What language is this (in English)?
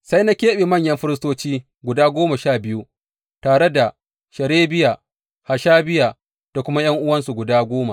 Hausa